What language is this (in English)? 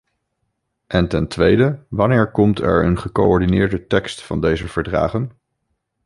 Dutch